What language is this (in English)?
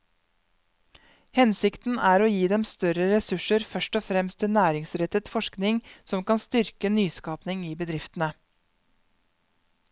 Norwegian